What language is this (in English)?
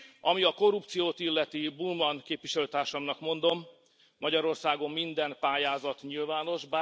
Hungarian